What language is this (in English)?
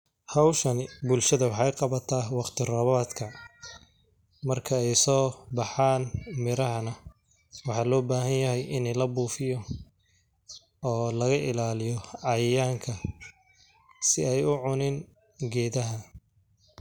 Somali